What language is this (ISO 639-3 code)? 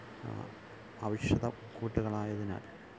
mal